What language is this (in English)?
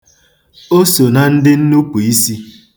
Igbo